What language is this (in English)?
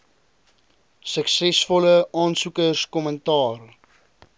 Afrikaans